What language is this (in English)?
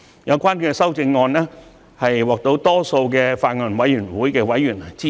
Cantonese